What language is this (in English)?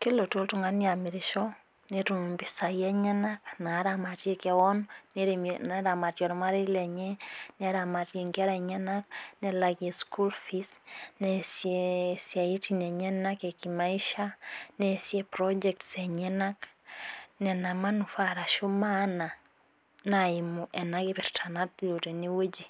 Masai